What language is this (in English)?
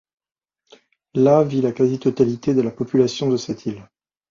French